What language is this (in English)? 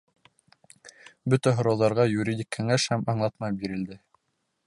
Bashkir